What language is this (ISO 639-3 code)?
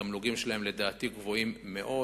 heb